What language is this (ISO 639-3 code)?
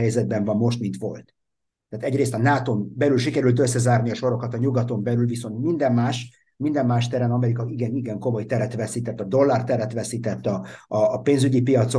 hun